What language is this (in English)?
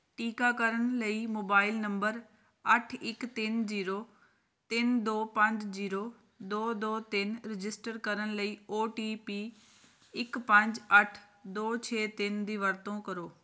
Punjabi